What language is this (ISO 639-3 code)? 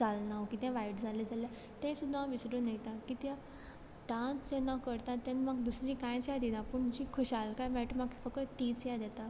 kok